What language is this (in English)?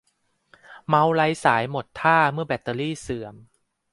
Thai